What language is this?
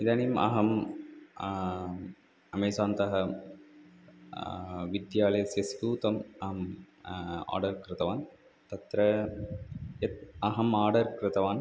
Sanskrit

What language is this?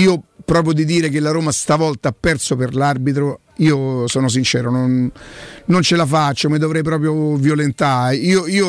Italian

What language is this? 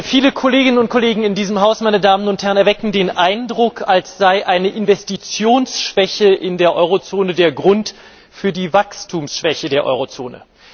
German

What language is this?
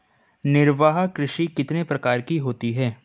Hindi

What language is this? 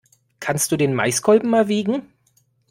German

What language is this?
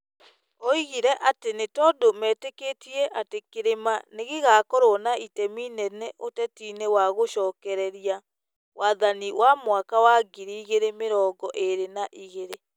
Kikuyu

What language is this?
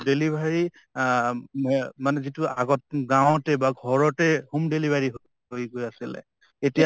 Assamese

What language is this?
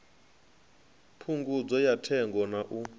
Venda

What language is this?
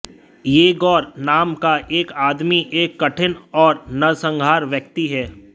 Hindi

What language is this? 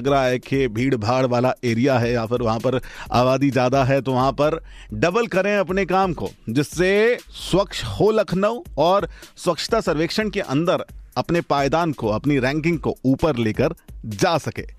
Hindi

